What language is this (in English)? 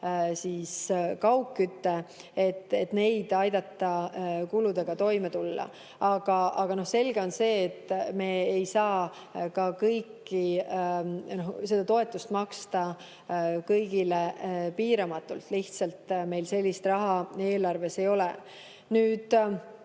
Estonian